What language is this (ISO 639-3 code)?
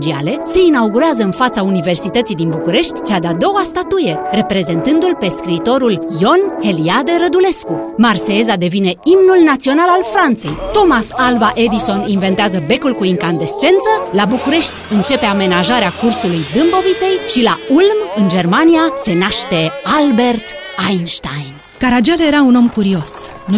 ron